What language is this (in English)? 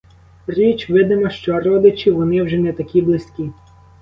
Ukrainian